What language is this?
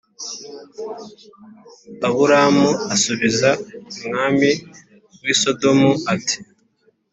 Kinyarwanda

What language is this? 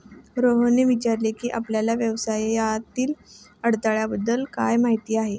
Marathi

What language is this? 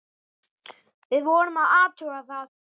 Icelandic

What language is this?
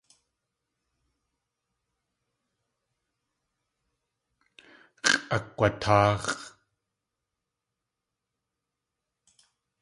Tlingit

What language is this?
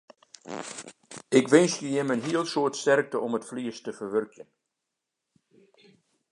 Western Frisian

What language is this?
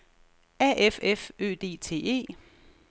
Danish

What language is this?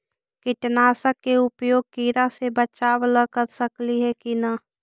Magahi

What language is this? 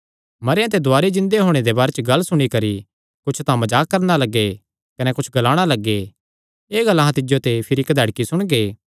Kangri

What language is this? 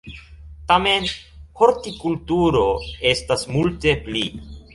Esperanto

